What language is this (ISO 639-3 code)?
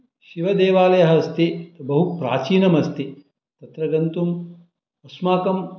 san